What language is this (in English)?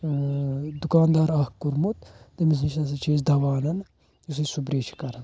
Kashmiri